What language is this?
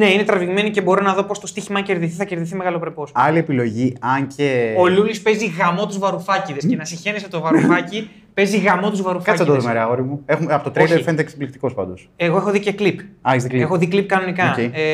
Greek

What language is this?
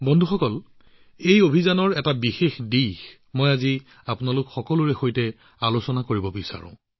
Assamese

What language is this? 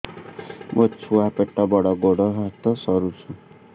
Odia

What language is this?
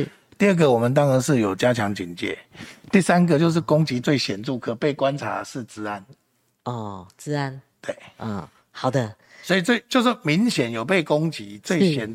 Chinese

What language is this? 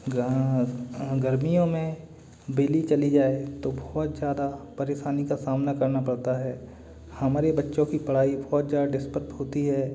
Hindi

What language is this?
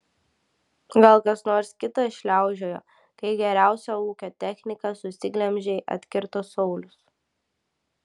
Lithuanian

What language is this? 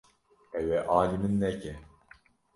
Kurdish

